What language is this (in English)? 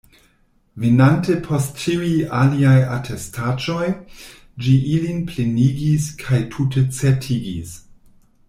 Esperanto